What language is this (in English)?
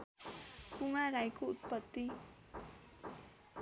Nepali